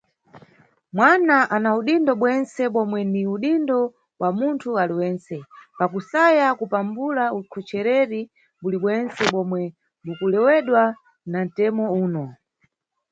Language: Nyungwe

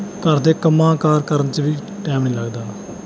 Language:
Punjabi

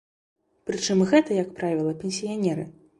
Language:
Belarusian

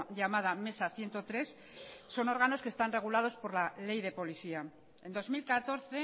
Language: Spanish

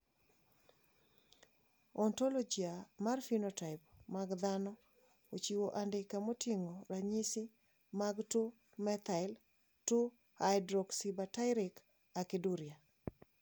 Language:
Luo (Kenya and Tanzania)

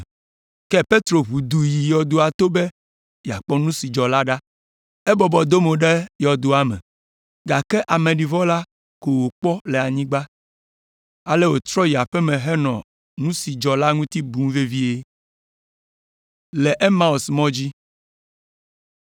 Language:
Ewe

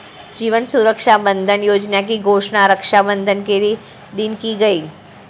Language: Hindi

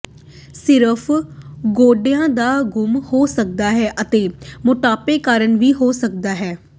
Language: Punjabi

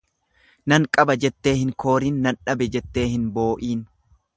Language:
Oromo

